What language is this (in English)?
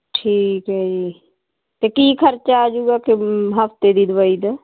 Punjabi